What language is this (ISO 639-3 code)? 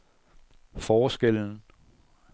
dan